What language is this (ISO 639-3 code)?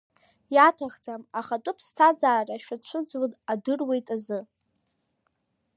abk